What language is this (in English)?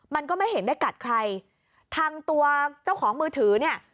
Thai